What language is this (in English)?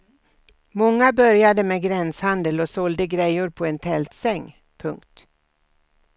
Swedish